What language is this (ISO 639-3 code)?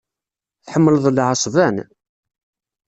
kab